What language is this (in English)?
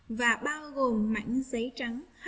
Vietnamese